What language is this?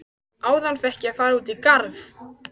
Icelandic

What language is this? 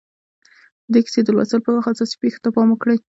Pashto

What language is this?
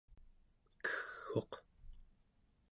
Central Yupik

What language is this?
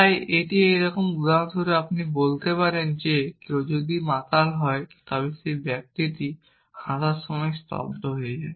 Bangla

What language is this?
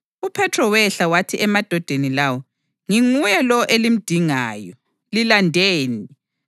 North Ndebele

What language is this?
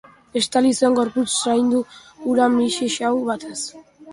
Basque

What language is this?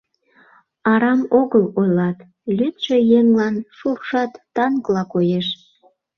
Mari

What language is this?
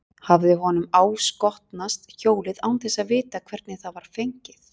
Icelandic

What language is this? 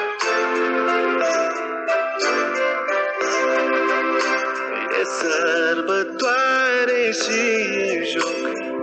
Romanian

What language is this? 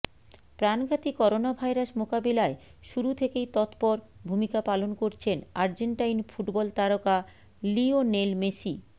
Bangla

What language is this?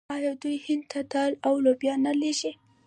Pashto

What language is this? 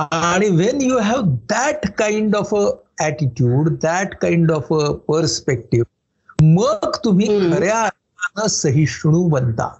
Marathi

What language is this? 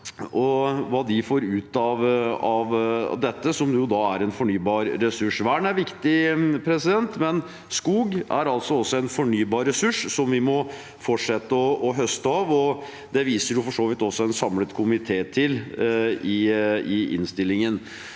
Norwegian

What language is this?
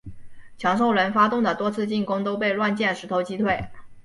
Chinese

